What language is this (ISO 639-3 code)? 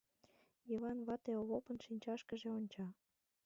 chm